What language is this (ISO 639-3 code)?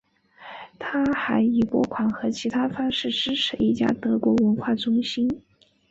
zho